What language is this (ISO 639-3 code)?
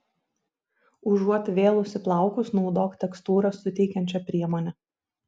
lit